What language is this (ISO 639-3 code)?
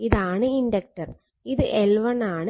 mal